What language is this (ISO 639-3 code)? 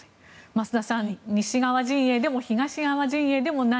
jpn